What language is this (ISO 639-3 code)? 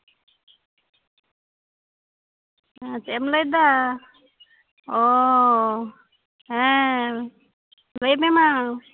sat